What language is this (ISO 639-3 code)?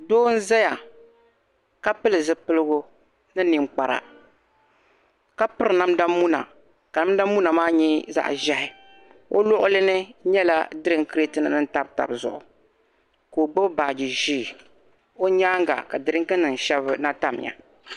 dag